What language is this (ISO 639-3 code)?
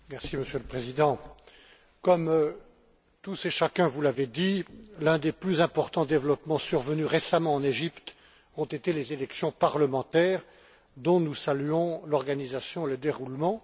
fra